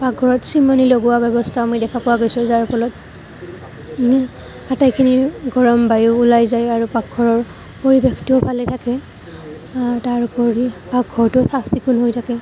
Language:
Assamese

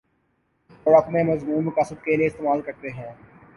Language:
Urdu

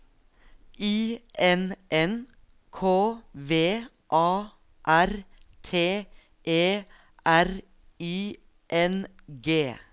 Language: Norwegian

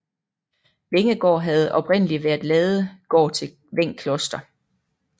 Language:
Danish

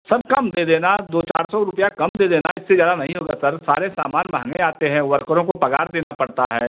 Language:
Hindi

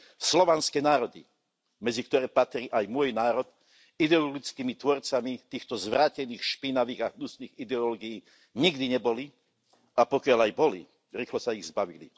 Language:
Slovak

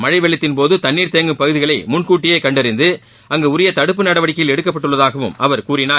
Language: Tamil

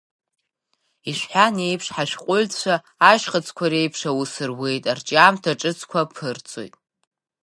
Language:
Abkhazian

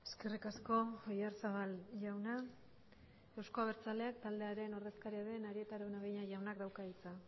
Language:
Basque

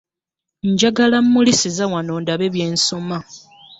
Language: Ganda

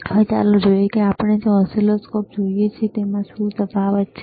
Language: Gujarati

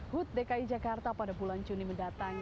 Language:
Indonesian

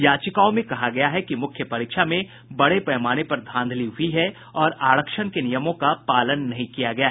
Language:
Hindi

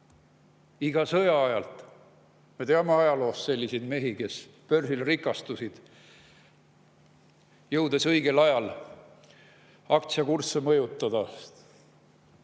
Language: Estonian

